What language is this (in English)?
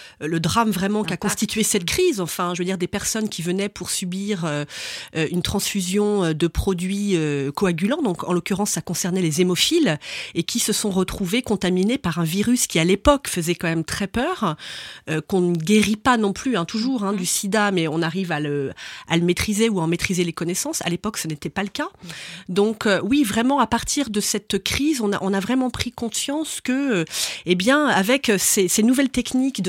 French